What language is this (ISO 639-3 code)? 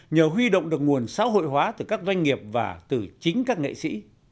vie